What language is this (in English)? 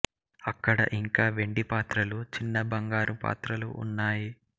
Telugu